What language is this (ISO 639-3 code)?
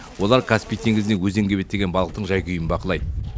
kaz